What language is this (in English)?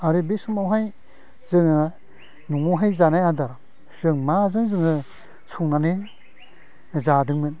Bodo